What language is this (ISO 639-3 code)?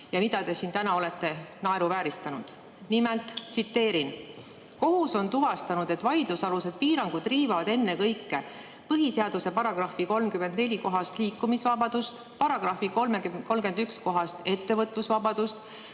est